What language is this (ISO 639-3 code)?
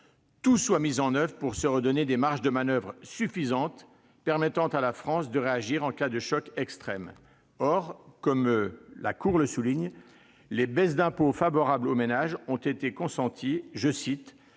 fra